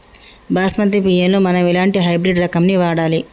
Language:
Telugu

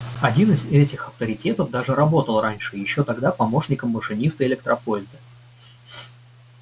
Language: Russian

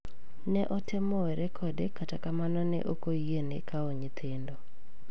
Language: Luo (Kenya and Tanzania)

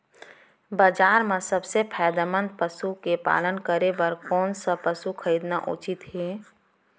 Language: Chhattisgarhi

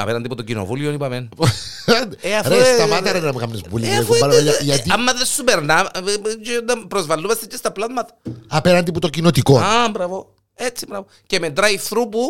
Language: Greek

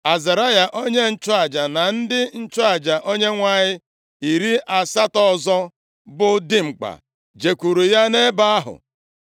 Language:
Igbo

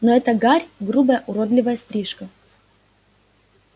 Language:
Russian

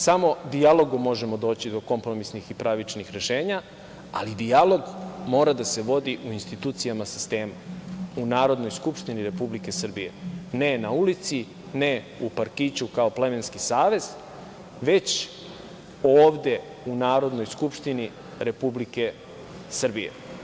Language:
Serbian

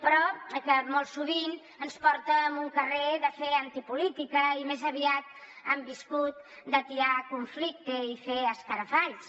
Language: Catalan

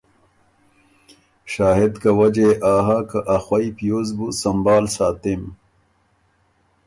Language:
Ormuri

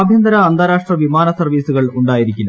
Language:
Malayalam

